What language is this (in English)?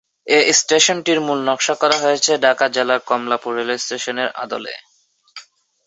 Bangla